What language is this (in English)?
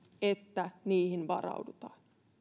Finnish